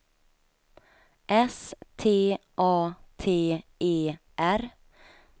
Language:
Swedish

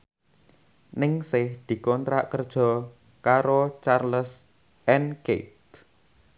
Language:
Javanese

